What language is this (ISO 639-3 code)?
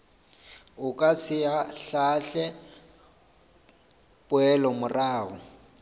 nso